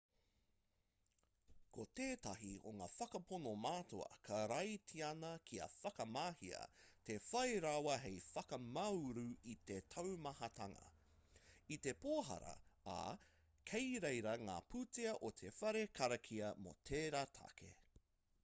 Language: Māori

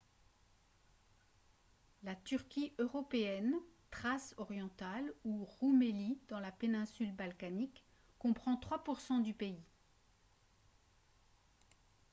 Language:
French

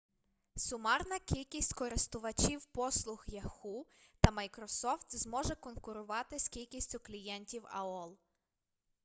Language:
Ukrainian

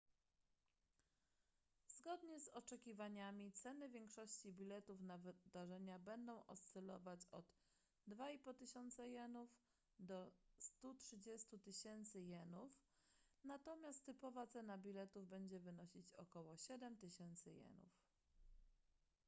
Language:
Polish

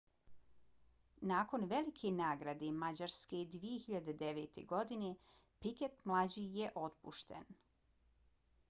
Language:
Bosnian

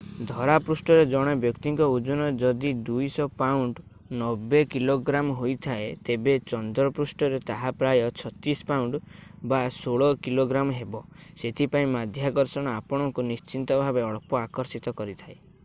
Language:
Odia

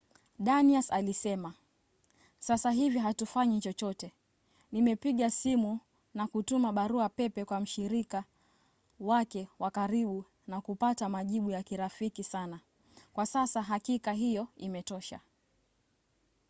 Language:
Swahili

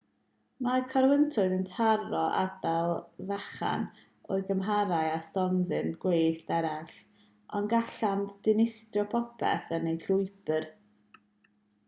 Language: Welsh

